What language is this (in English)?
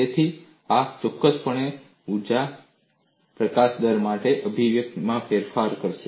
Gujarati